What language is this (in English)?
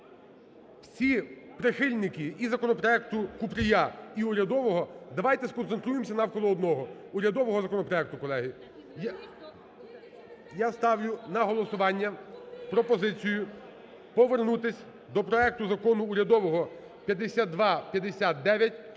Ukrainian